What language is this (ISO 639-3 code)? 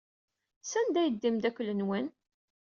kab